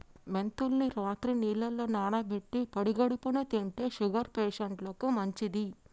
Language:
Telugu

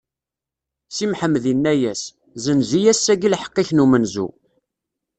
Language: Kabyle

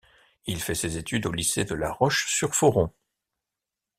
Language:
French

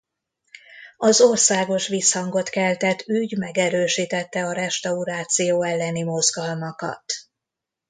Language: Hungarian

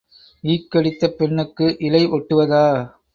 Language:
Tamil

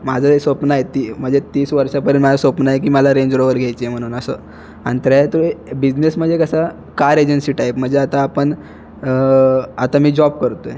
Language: Marathi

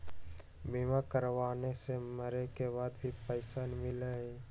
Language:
Magahi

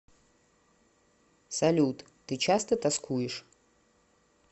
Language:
Russian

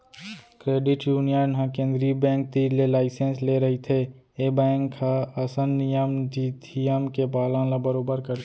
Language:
Chhattisgarhi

